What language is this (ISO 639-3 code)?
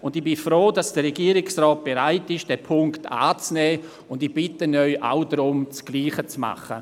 gsw